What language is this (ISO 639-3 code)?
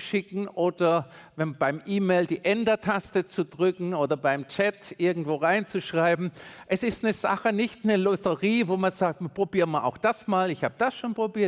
deu